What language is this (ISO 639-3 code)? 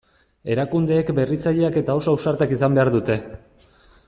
eus